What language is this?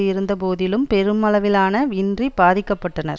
Tamil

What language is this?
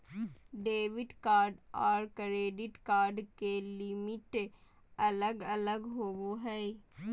Magahi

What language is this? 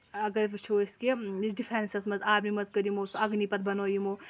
Kashmiri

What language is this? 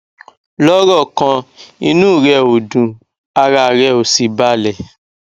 Yoruba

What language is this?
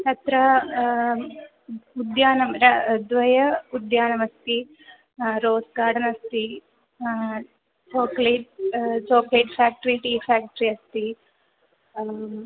Sanskrit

